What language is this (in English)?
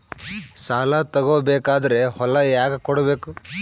Kannada